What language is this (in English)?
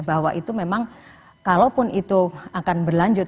Indonesian